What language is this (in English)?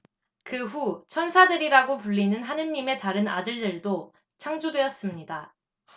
Korean